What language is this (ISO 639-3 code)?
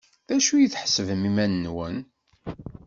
kab